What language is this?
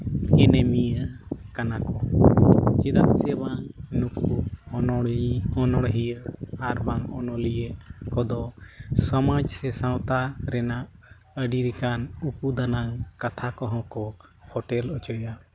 Santali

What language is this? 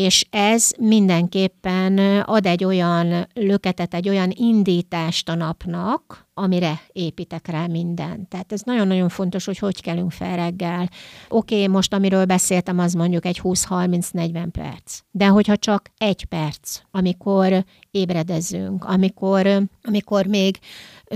Hungarian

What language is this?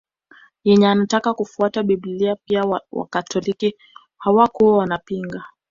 Swahili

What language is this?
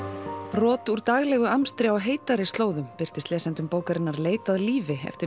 Icelandic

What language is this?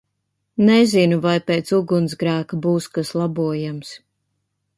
Latvian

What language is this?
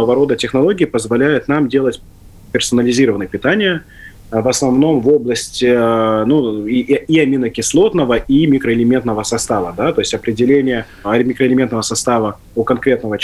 Russian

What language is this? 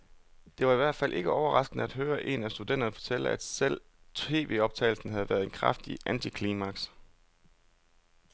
Danish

